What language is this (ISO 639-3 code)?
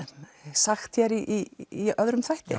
isl